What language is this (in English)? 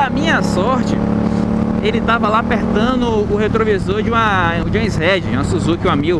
Portuguese